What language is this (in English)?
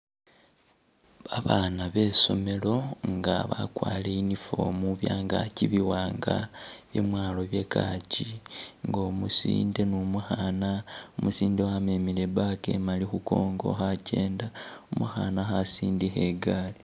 Masaaba